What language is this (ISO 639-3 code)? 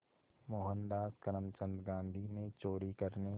hin